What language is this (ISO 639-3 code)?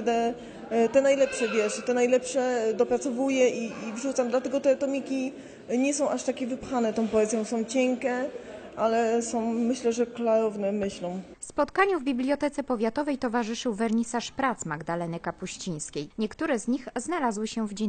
pol